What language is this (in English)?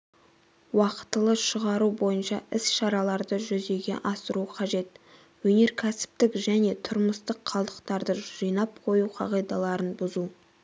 Kazakh